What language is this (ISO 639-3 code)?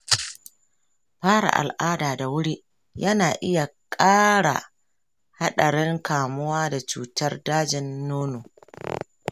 hau